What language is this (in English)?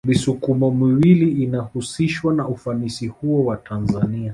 Swahili